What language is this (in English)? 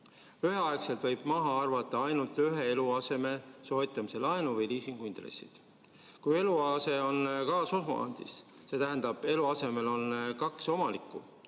Estonian